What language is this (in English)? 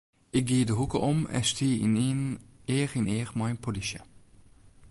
Western Frisian